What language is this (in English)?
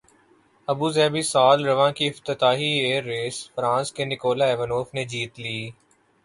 Urdu